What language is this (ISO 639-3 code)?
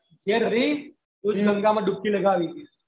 guj